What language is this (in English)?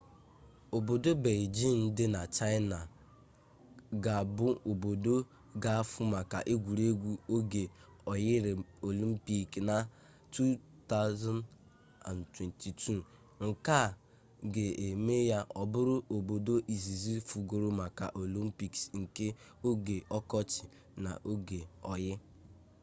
Igbo